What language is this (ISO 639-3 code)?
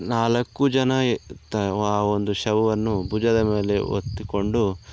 kan